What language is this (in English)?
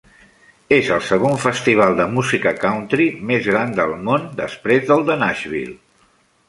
Catalan